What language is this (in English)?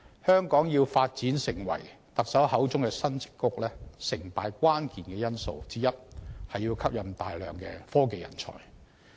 Cantonese